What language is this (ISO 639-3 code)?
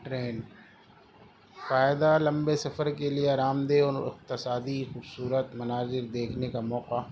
urd